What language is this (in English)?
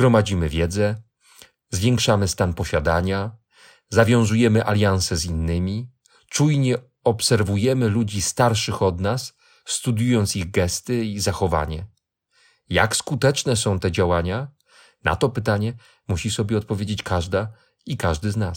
Polish